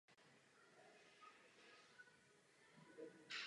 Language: Czech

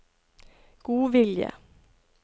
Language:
Norwegian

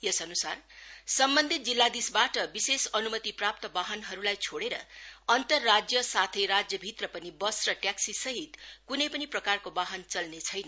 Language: Nepali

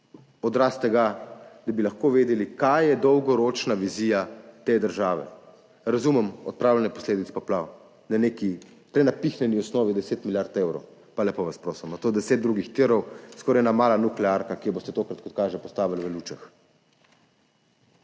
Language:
Slovenian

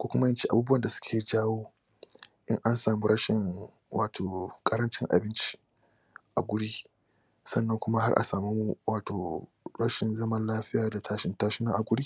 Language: Hausa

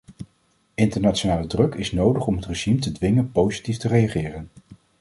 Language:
Dutch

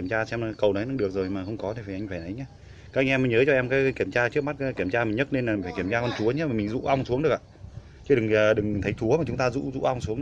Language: Vietnamese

